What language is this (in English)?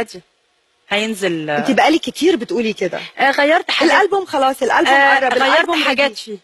Arabic